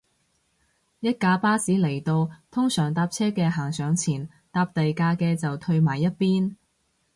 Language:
Cantonese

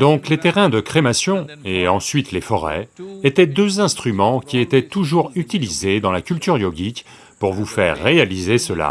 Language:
French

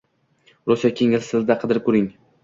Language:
Uzbek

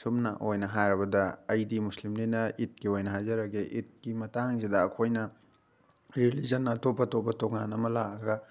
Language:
Manipuri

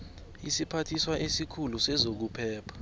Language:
South Ndebele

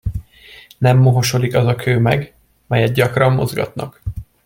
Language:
Hungarian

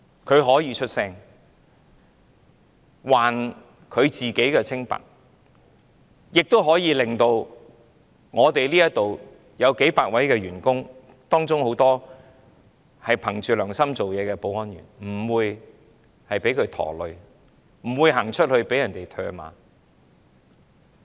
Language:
Cantonese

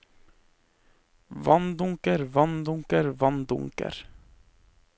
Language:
Norwegian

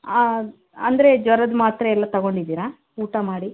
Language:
Kannada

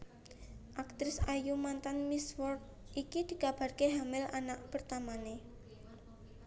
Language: Javanese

